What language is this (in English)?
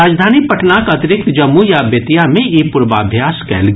Maithili